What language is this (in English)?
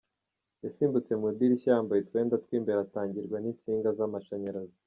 Kinyarwanda